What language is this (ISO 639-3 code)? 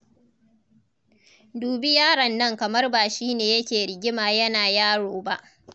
hau